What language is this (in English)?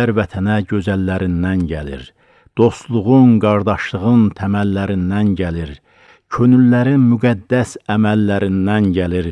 Turkish